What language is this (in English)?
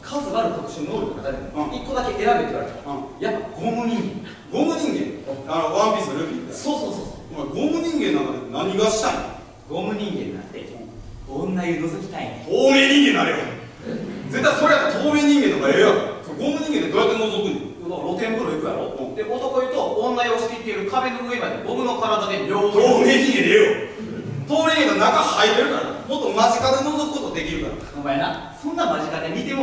Japanese